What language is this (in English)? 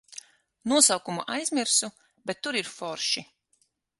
Latvian